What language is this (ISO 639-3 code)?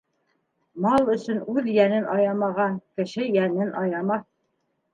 bak